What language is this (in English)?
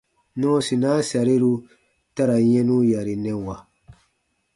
Baatonum